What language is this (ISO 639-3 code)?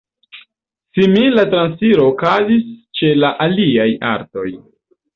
epo